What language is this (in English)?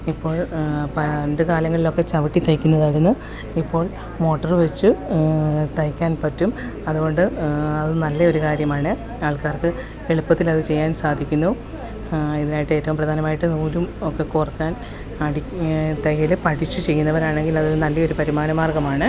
Malayalam